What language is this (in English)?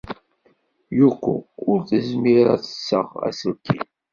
Kabyle